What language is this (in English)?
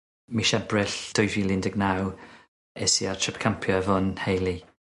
Welsh